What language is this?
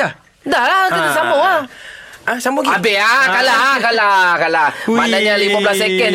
Malay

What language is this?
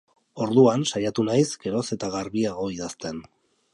Basque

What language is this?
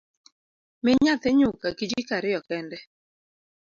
Luo (Kenya and Tanzania)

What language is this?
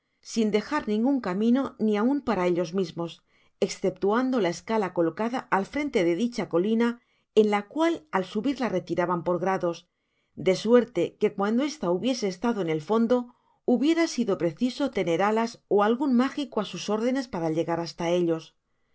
Spanish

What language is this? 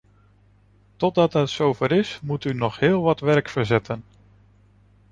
Dutch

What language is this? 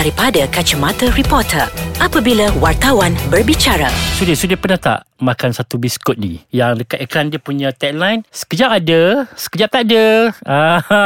Malay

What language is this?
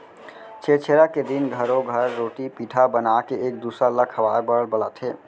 Chhattisgarhi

